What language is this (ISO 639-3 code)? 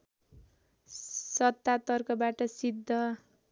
nep